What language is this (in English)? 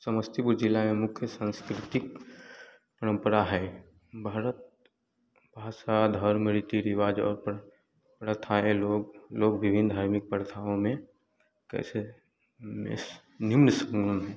Hindi